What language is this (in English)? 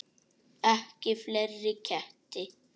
Icelandic